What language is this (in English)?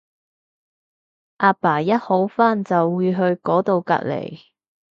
Cantonese